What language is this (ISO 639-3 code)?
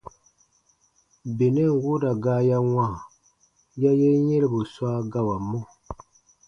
bba